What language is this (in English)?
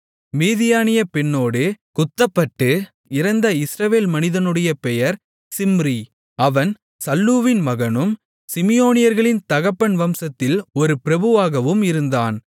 Tamil